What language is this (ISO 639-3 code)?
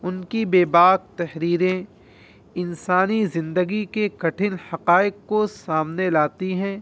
urd